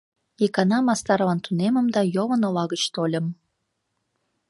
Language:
Mari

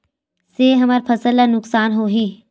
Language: Chhattisgarhi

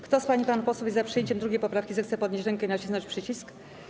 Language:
Polish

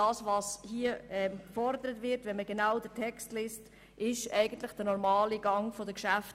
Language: Swiss German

